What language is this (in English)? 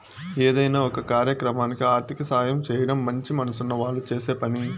Telugu